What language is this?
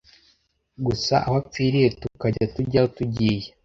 Kinyarwanda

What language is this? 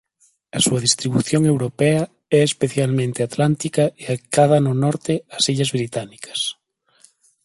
Galician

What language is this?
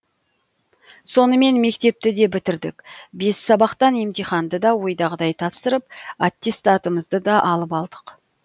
Kazakh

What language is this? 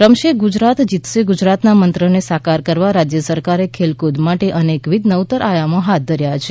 Gujarati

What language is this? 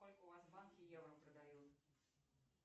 Russian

